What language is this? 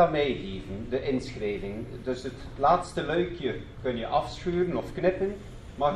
Dutch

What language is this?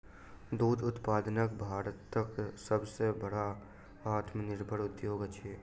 Maithili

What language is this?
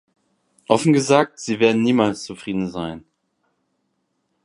German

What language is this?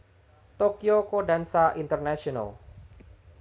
Javanese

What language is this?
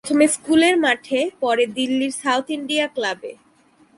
Bangla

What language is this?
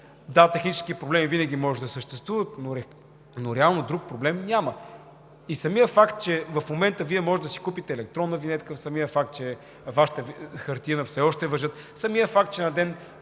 Bulgarian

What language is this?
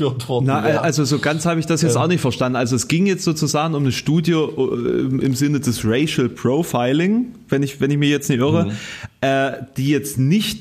German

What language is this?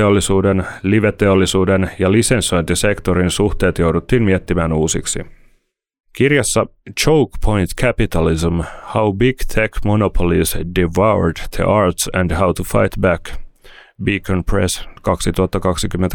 Finnish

